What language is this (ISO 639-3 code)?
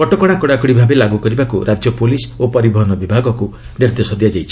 ori